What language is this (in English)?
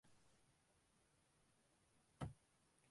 Tamil